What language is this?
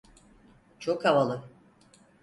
Turkish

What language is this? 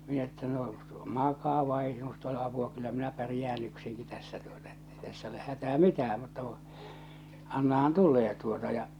Finnish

